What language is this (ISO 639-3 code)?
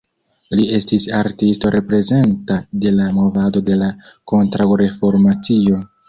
epo